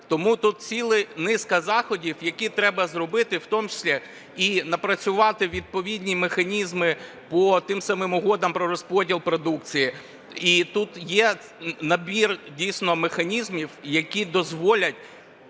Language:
Ukrainian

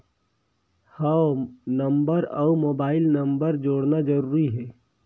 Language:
Chhattisgarhi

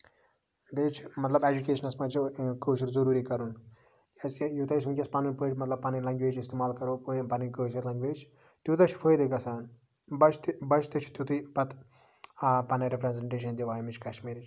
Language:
Kashmiri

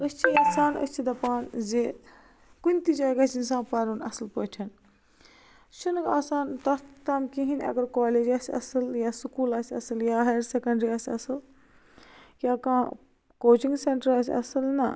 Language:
Kashmiri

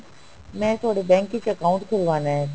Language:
Punjabi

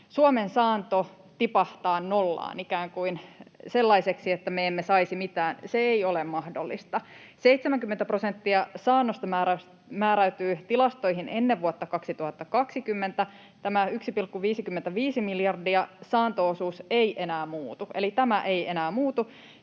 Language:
Finnish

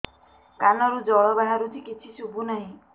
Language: Odia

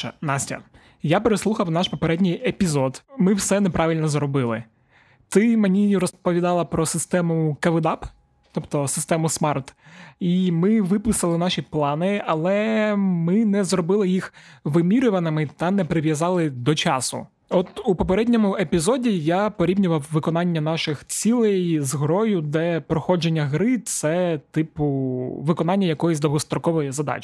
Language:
Ukrainian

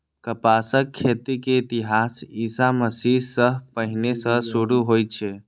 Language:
Maithili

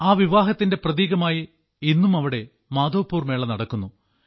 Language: Malayalam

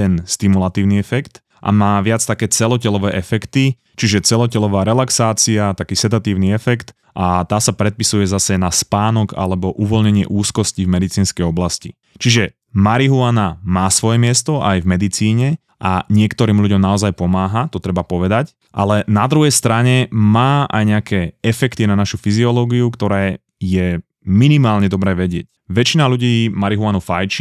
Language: Slovak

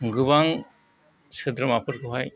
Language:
Bodo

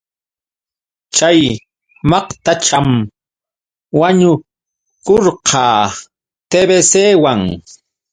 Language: Yauyos Quechua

